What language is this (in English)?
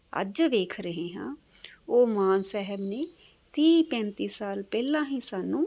Punjabi